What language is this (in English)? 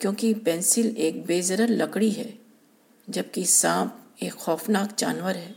Urdu